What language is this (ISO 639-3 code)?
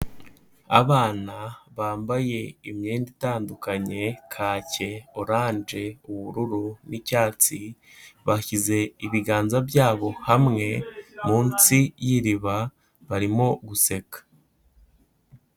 kin